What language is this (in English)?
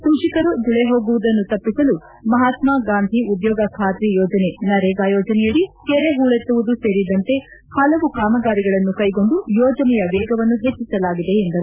Kannada